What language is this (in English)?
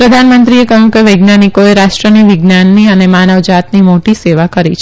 Gujarati